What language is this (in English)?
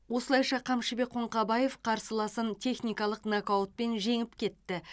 Kazakh